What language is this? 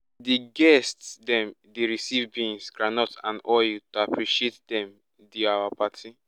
Nigerian Pidgin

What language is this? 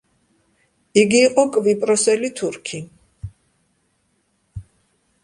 Georgian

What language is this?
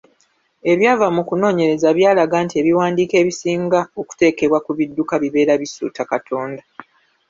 Ganda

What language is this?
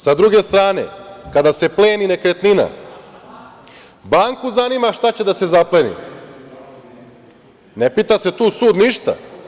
Serbian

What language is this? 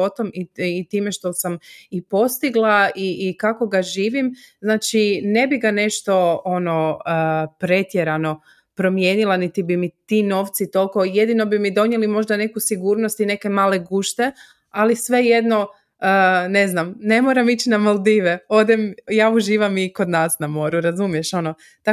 Croatian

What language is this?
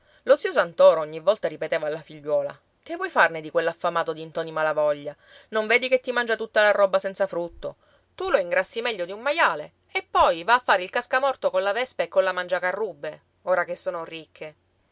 Italian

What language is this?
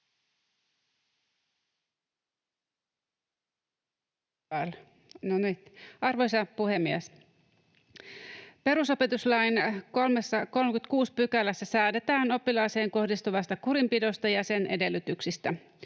Finnish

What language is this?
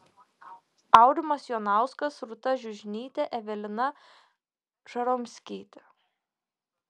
Lithuanian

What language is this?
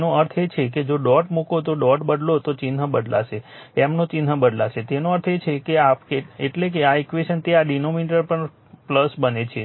Gujarati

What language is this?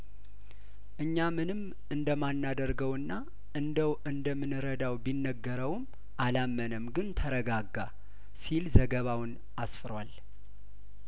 Amharic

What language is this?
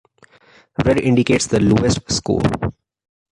English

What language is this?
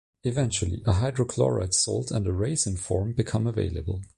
English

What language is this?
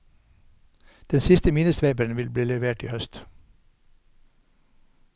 Norwegian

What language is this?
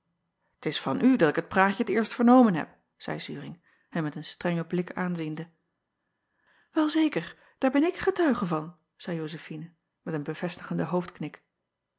Dutch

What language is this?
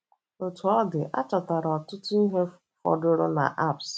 Igbo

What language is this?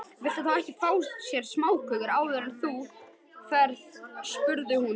Icelandic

